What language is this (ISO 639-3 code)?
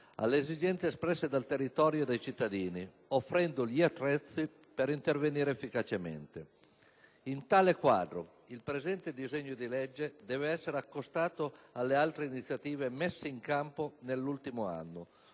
ita